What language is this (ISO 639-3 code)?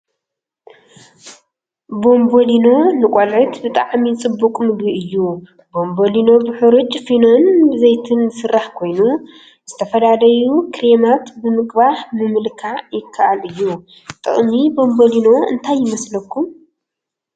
tir